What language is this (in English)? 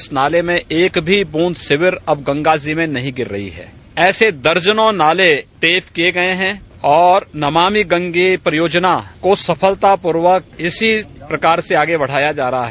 Hindi